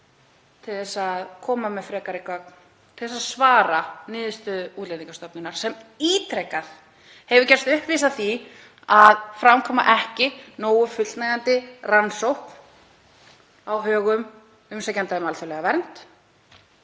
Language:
Icelandic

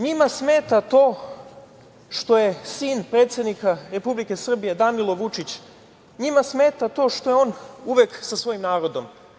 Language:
Serbian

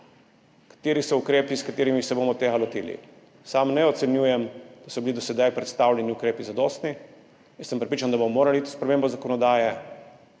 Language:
Slovenian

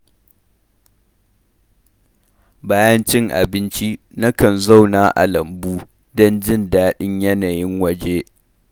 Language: Hausa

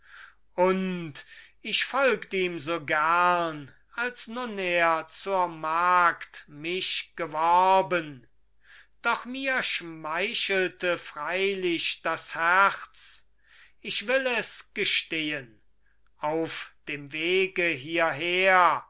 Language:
German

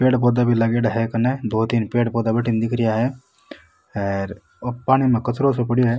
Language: Rajasthani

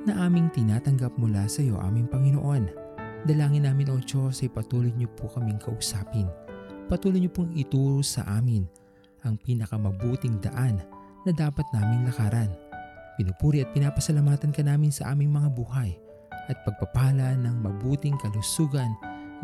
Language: Filipino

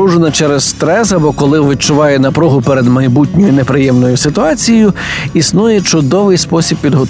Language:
Ukrainian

